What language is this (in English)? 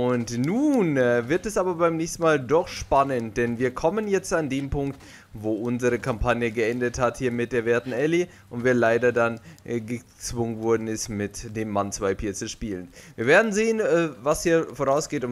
German